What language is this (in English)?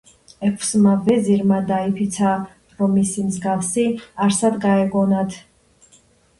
Georgian